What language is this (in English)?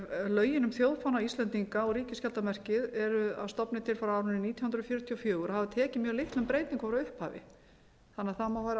Icelandic